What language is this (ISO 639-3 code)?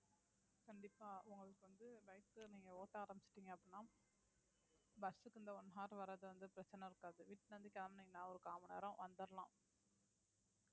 tam